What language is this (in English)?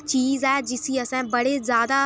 Dogri